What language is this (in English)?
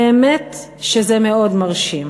Hebrew